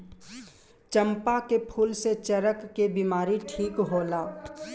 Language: Bhojpuri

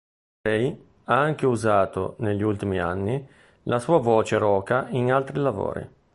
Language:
Italian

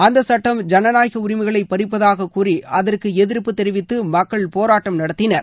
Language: Tamil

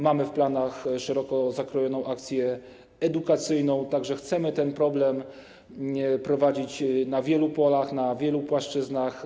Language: Polish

